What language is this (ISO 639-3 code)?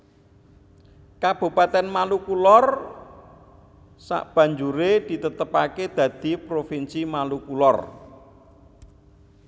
jav